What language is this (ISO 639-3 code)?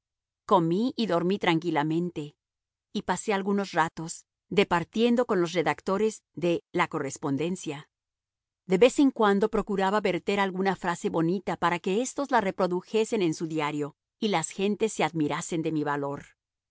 spa